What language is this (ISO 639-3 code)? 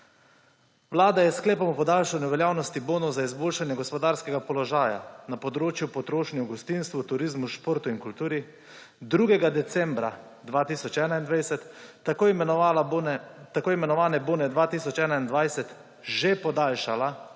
slv